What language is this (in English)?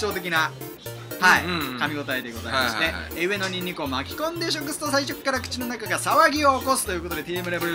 Japanese